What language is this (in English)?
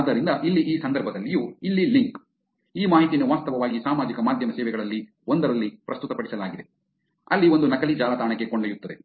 Kannada